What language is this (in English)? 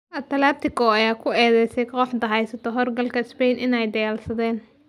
Somali